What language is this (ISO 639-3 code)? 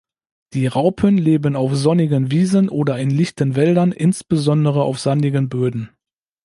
deu